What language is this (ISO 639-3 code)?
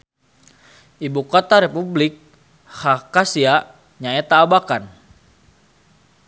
sun